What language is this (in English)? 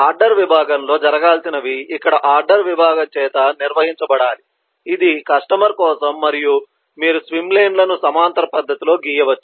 Telugu